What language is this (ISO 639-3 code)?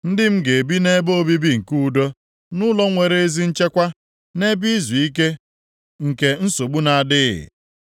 ibo